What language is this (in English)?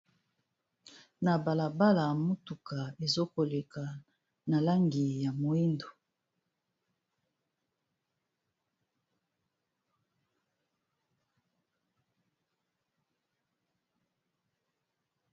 Lingala